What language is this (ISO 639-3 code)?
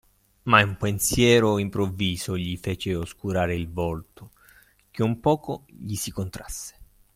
ita